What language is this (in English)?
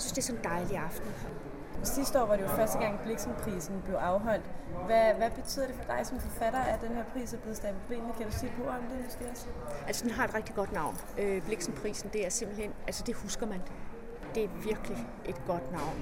Danish